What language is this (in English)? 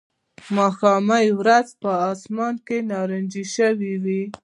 Pashto